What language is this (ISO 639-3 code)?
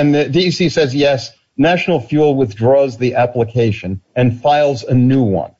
eng